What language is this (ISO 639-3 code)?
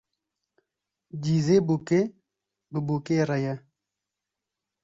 kur